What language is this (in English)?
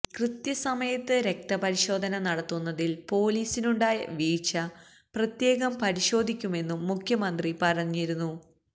Malayalam